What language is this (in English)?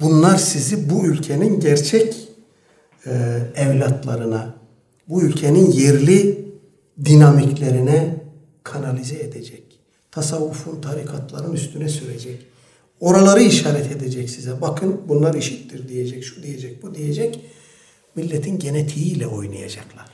Turkish